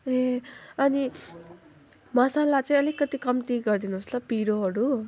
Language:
Nepali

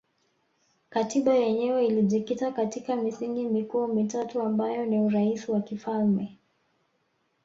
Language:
Swahili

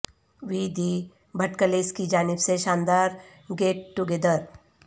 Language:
Urdu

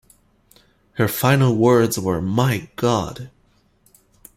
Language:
English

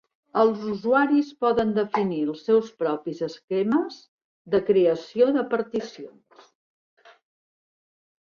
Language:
Catalan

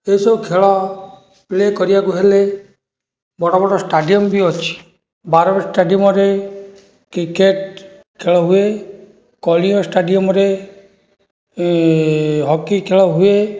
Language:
Odia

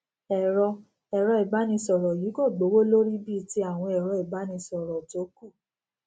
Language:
Yoruba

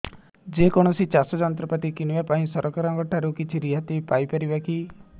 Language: Odia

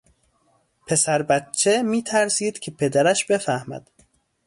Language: Persian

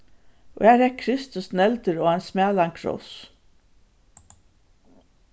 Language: Faroese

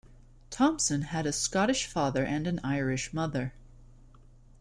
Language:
English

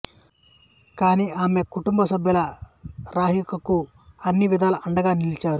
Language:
Telugu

